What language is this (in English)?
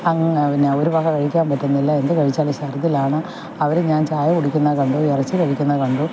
Malayalam